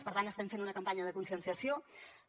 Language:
Catalan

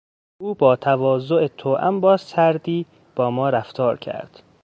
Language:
Persian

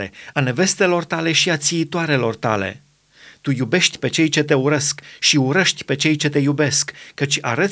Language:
Romanian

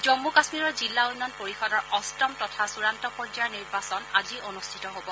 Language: Assamese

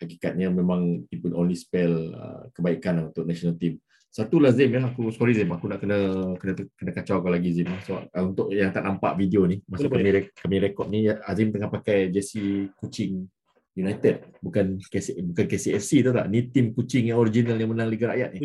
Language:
Malay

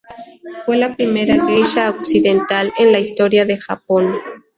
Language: Spanish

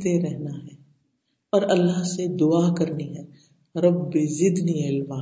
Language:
Urdu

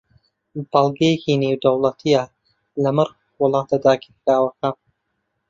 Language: Central Kurdish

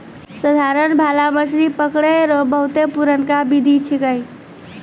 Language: Maithili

